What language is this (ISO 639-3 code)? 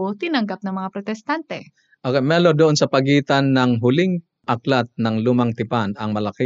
fil